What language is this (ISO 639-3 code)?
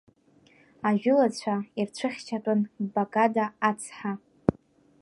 abk